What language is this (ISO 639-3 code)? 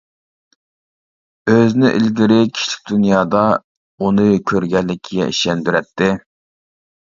uig